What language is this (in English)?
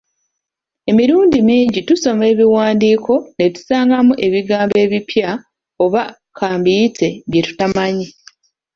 Ganda